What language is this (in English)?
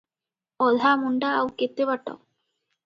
Odia